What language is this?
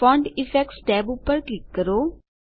Gujarati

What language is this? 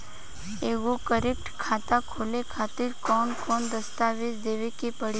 Bhojpuri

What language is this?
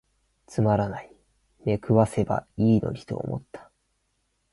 Japanese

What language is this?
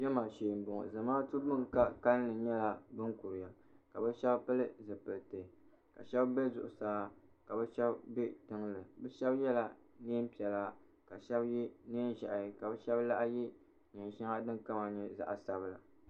Dagbani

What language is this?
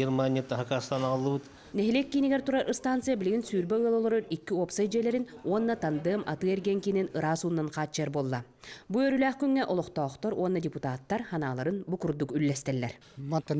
Russian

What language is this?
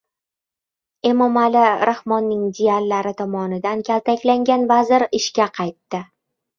Uzbek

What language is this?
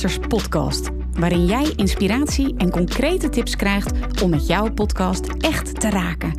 Dutch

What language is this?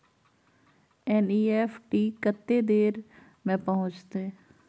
Maithili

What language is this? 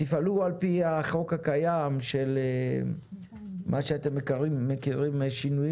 Hebrew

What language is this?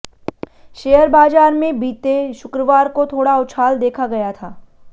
Hindi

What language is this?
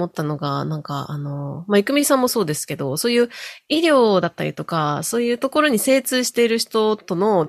Japanese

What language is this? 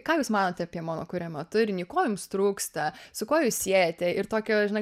Lithuanian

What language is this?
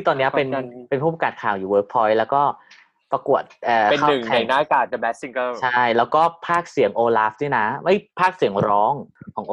Thai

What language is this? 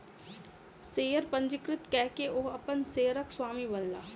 Maithili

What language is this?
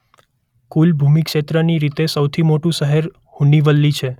Gujarati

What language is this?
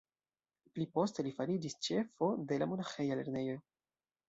Esperanto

